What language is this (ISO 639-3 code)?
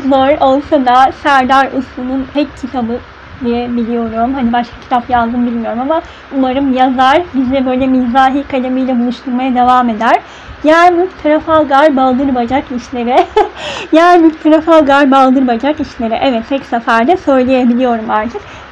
tur